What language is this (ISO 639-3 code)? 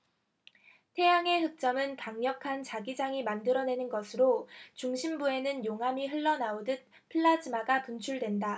kor